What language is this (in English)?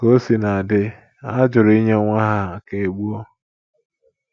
Igbo